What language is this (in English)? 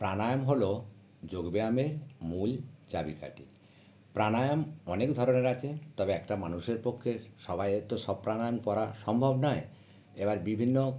Bangla